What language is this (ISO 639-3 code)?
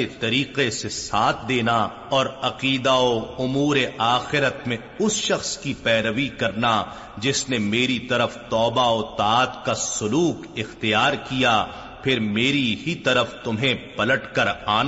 urd